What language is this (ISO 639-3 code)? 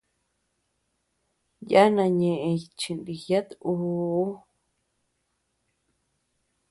cux